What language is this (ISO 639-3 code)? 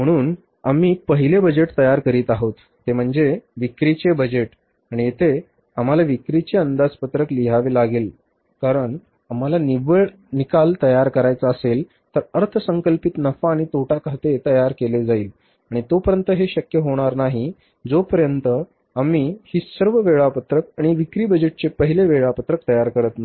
mar